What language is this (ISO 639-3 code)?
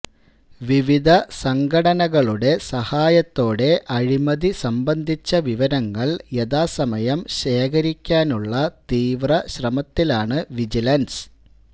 mal